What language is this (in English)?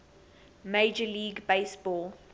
English